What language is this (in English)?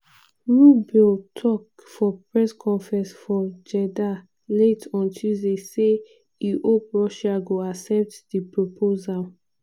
Nigerian Pidgin